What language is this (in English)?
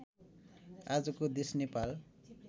Nepali